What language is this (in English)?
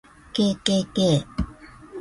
Japanese